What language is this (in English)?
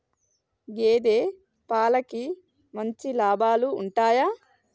Telugu